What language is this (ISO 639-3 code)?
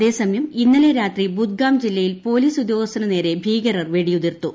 mal